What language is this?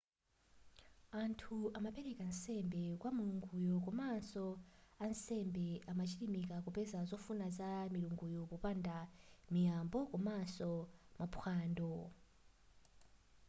Nyanja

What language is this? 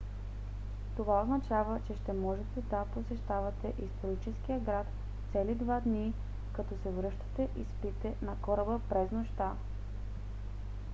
Bulgarian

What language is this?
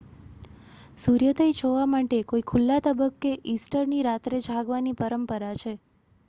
Gujarati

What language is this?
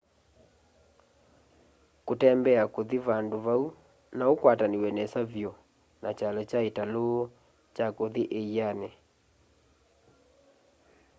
Kamba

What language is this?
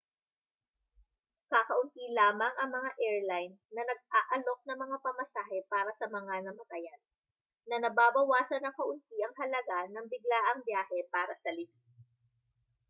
Filipino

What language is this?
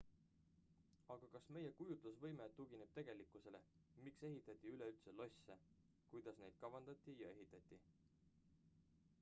Estonian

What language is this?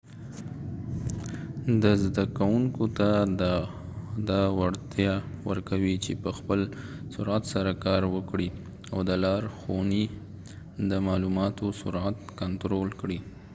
Pashto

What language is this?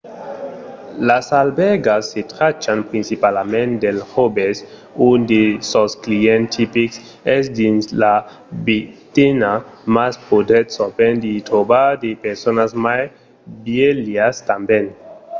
Occitan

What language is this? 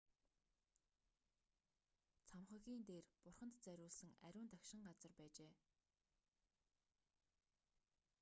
Mongolian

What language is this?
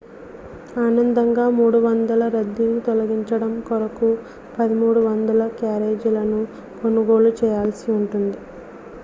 Telugu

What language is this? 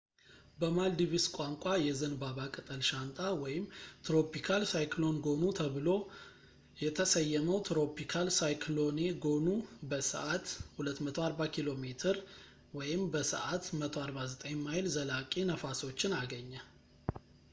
Amharic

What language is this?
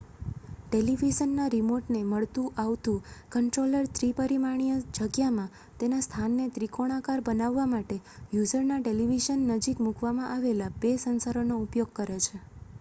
Gujarati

